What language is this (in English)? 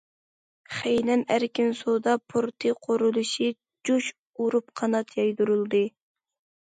Uyghur